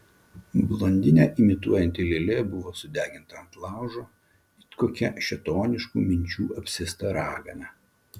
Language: Lithuanian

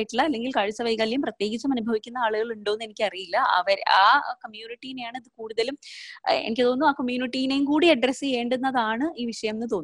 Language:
Malayalam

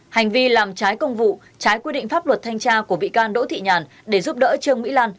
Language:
Vietnamese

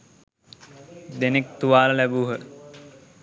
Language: Sinhala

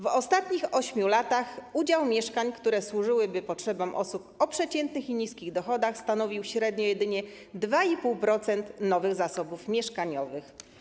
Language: Polish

